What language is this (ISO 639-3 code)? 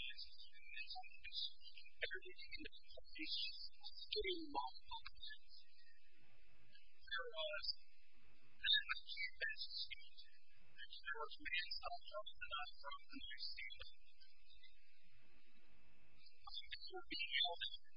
eng